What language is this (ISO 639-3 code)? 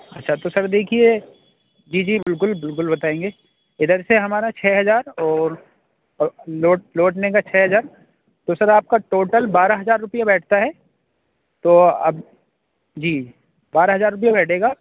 urd